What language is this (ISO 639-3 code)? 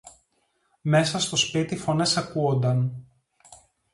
ell